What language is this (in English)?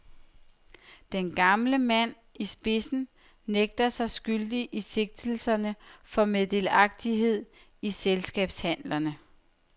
Danish